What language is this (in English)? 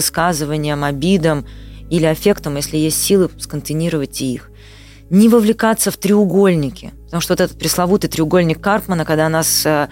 Russian